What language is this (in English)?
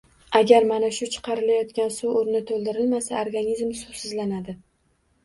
Uzbek